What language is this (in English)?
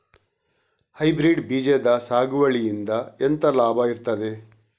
Kannada